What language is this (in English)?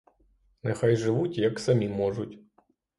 Ukrainian